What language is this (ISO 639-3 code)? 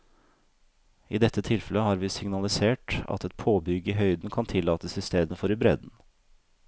nor